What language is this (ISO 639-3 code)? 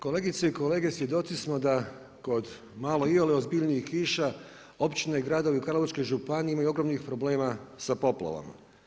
hrv